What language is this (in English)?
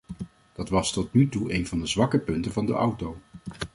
Dutch